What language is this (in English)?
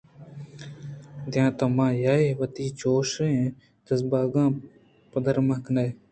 Eastern Balochi